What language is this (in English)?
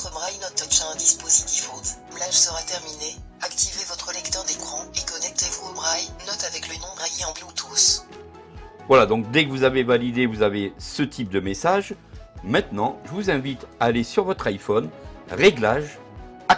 French